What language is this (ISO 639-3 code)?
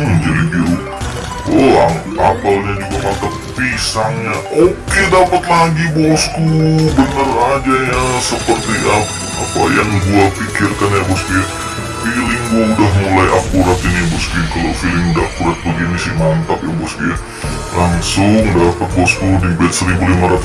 ind